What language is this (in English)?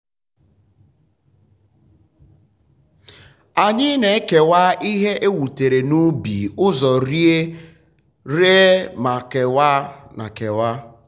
Igbo